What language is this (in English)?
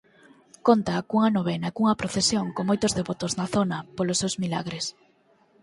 Galician